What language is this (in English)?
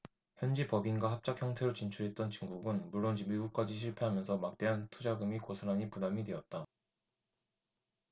Korean